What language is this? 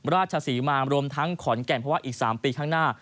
Thai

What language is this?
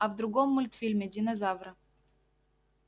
Russian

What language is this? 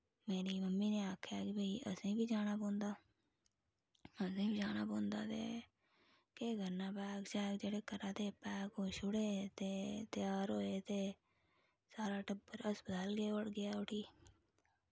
Dogri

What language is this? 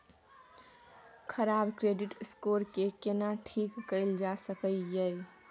Maithili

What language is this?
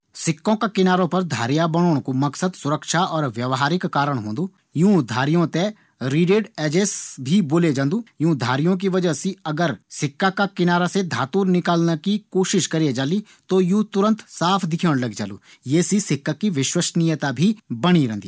Garhwali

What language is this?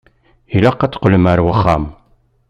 Kabyle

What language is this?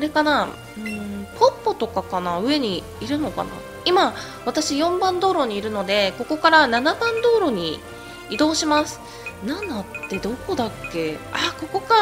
Japanese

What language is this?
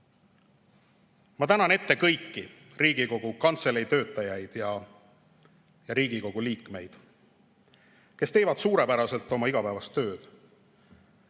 Estonian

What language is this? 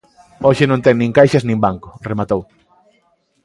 Galician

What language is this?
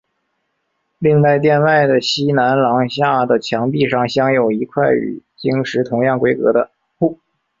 Chinese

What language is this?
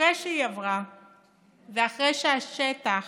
Hebrew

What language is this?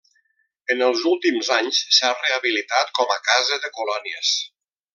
Catalan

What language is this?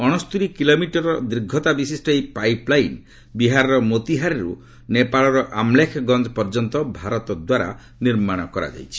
Odia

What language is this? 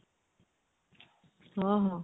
Odia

